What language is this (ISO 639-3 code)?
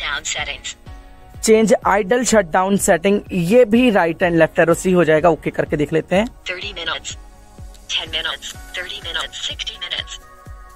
hin